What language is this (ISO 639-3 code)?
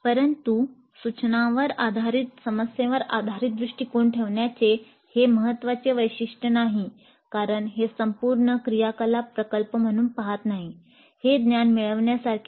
mar